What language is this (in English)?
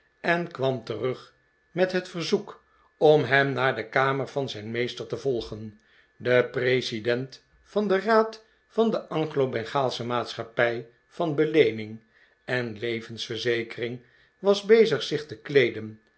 Dutch